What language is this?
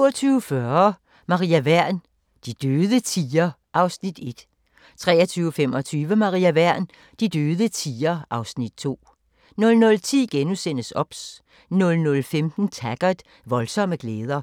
Danish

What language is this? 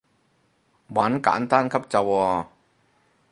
Cantonese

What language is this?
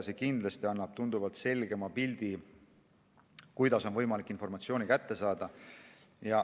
Estonian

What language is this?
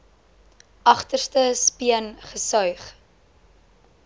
Afrikaans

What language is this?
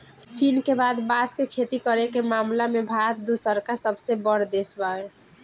Bhojpuri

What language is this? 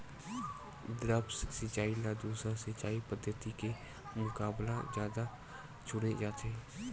Chhattisgarhi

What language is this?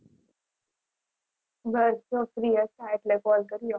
Gujarati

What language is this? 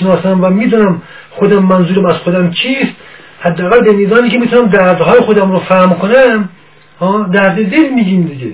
Persian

